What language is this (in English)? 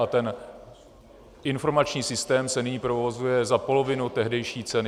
Czech